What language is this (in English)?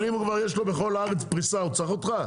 Hebrew